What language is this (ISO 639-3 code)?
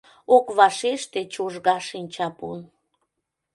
chm